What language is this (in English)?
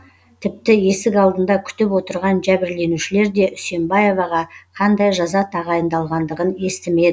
Kazakh